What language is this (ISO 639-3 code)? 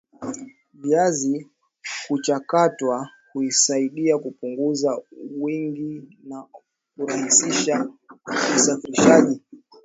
swa